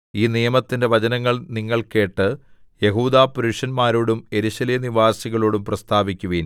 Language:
Malayalam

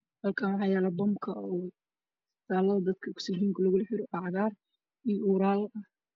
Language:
Somali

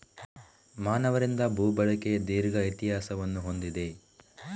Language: Kannada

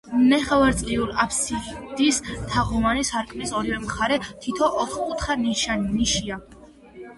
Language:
Georgian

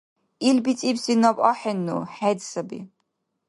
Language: Dargwa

